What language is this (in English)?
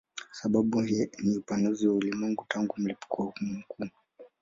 Swahili